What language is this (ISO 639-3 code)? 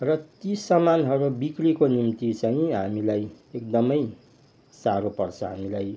nep